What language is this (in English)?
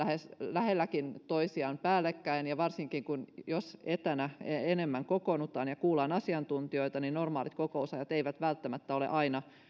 Finnish